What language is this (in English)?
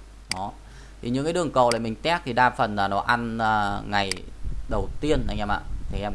Vietnamese